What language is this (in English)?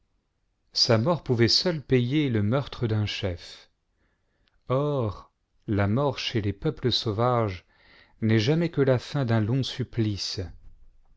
French